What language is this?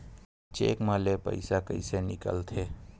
Chhattisgarhi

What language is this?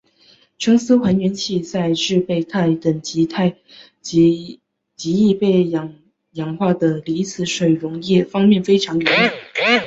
Chinese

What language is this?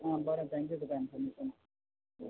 Konkani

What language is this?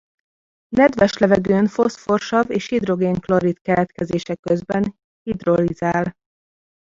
Hungarian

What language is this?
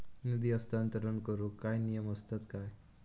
Marathi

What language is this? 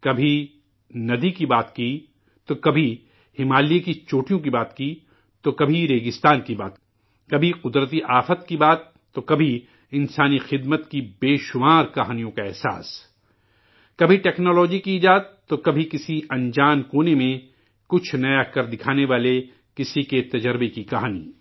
Urdu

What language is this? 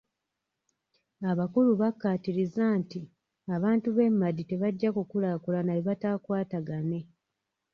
Ganda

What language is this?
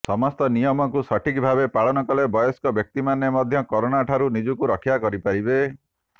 Odia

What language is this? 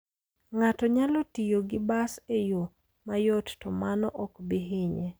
Luo (Kenya and Tanzania)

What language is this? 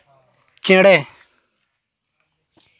Santali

